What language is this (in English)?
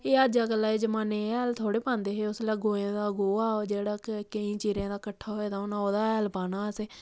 Dogri